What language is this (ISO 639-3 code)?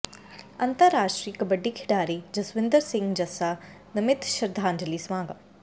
pan